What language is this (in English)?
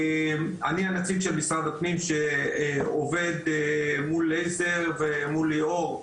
Hebrew